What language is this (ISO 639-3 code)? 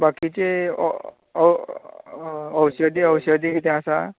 kok